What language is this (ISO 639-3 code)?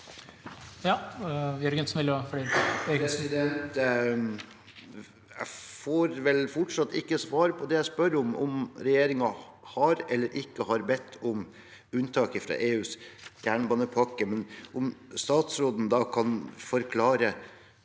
nor